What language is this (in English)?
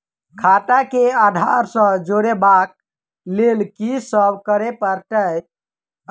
Maithili